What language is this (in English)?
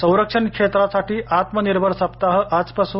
Marathi